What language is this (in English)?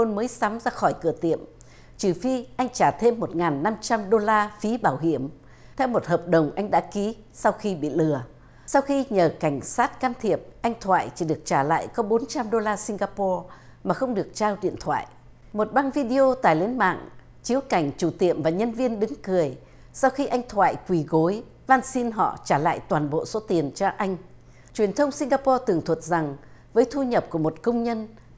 Vietnamese